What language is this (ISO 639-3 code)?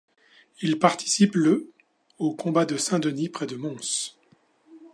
fra